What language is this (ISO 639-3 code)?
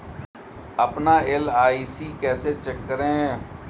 hin